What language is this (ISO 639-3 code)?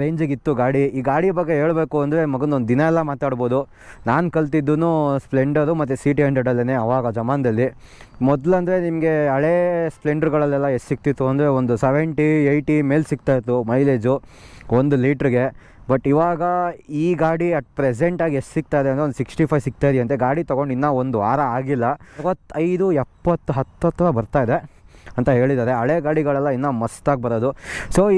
kan